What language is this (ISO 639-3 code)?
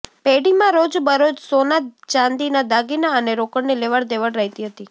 guj